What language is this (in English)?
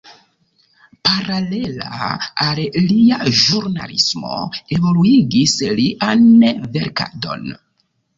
Esperanto